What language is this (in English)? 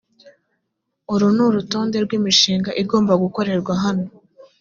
Kinyarwanda